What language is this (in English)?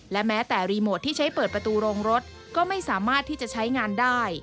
Thai